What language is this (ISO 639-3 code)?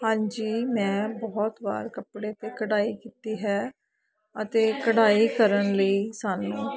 pan